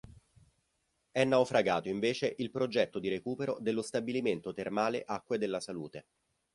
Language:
Italian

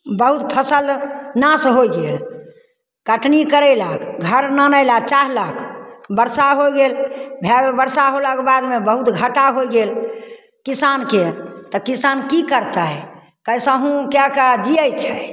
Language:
Maithili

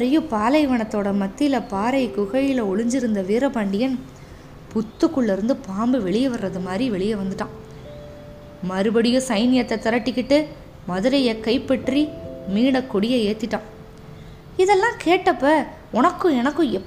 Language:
Tamil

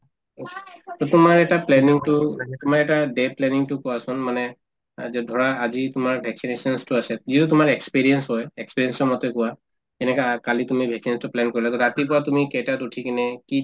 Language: Assamese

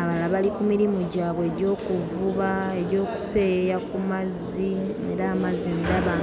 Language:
Ganda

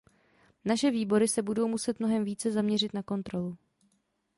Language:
Czech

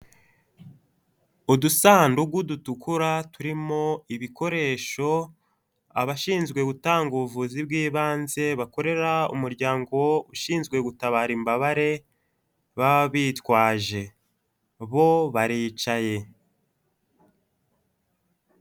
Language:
Kinyarwanda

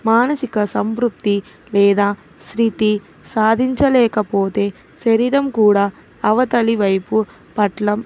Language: Telugu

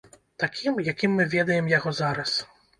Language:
Belarusian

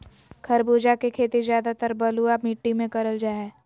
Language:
Magahi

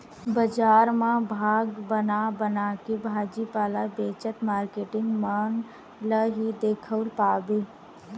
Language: Chhattisgarhi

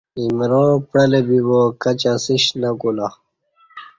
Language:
Kati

